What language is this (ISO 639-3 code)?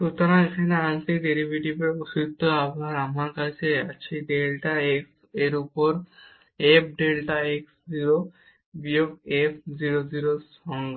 ben